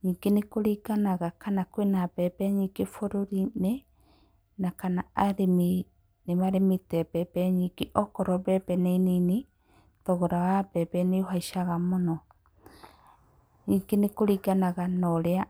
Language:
Kikuyu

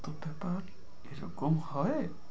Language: Bangla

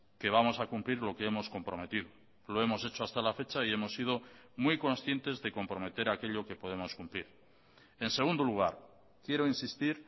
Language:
Spanish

